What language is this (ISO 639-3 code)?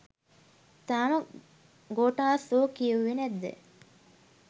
sin